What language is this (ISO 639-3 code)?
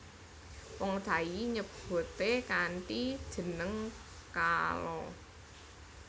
jav